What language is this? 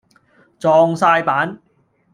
Cantonese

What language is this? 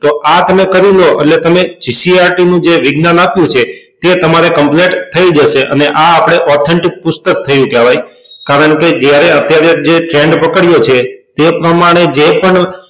Gujarati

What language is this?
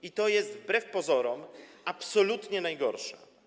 Polish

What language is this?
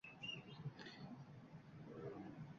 Uzbek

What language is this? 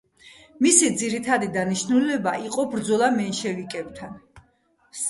Georgian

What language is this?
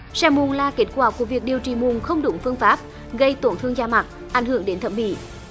Vietnamese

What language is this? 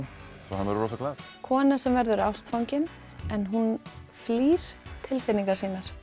Icelandic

